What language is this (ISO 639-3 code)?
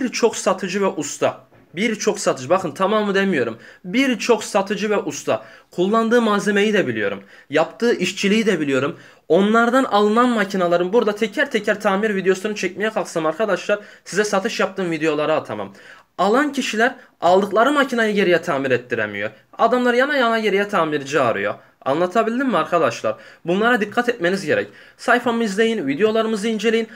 tur